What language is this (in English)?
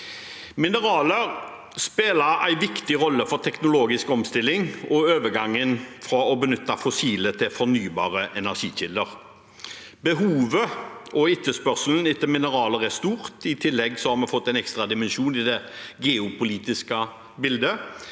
Norwegian